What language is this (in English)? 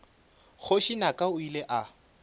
Northern Sotho